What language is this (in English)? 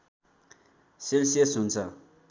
Nepali